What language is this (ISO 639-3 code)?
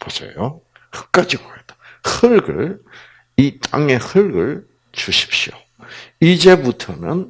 kor